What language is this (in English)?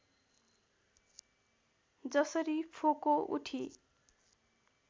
Nepali